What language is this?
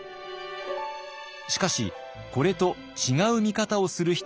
Japanese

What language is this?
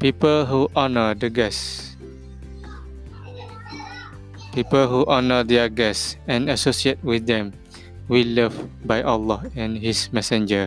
Malay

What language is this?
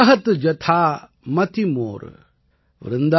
Tamil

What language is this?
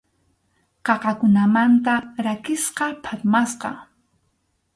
Arequipa-La Unión Quechua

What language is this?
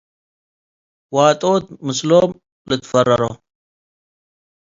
Tigre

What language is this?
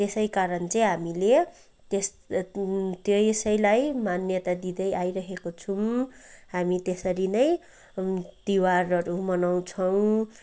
Nepali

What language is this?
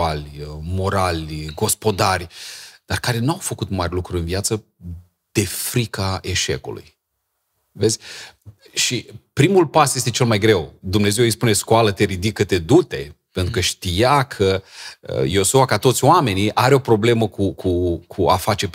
Romanian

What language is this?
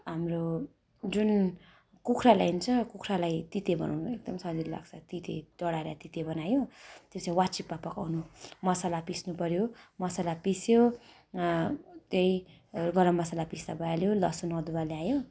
Nepali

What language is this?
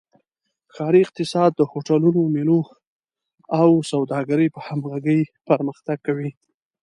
Pashto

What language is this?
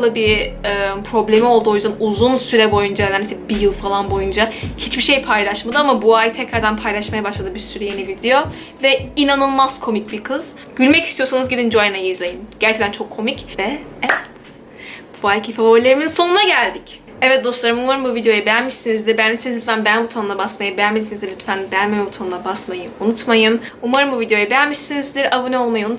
Turkish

